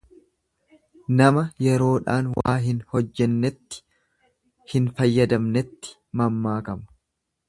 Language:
Oromo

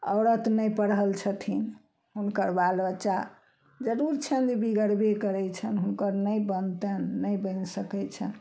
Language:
Maithili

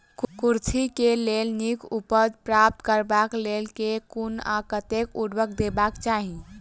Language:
Maithili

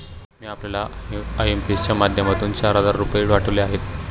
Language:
Marathi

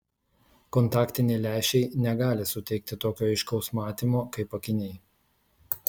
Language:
Lithuanian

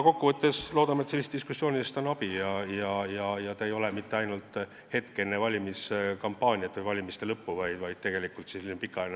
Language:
Estonian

